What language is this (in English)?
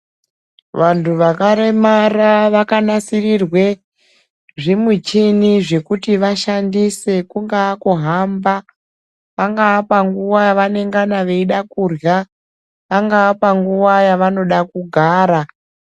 Ndau